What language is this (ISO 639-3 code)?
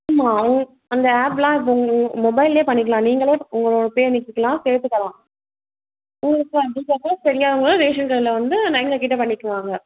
tam